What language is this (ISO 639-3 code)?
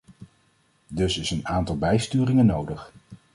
nld